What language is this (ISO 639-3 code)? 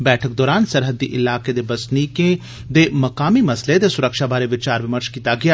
doi